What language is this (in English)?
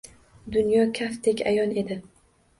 Uzbek